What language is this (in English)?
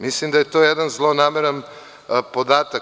Serbian